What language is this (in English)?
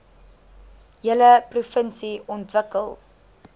Afrikaans